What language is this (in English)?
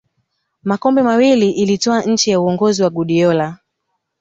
Swahili